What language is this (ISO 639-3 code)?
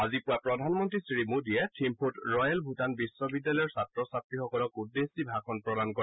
asm